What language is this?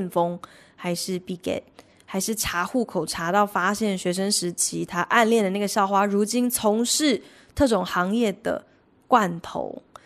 Chinese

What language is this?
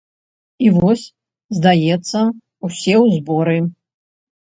Belarusian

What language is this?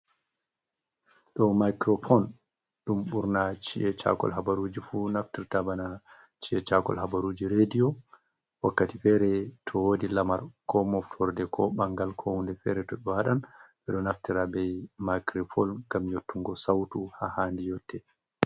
Fula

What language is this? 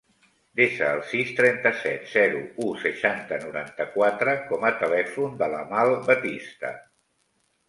Catalan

